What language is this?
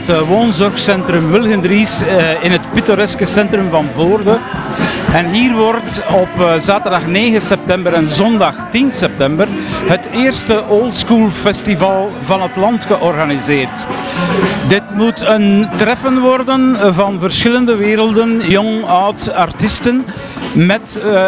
Dutch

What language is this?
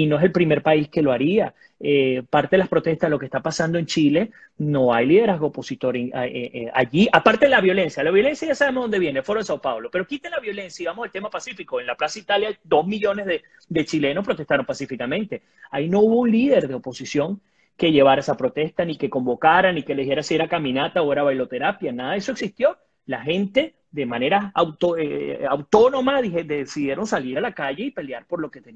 Spanish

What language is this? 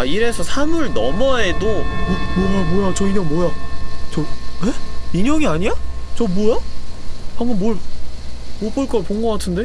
Korean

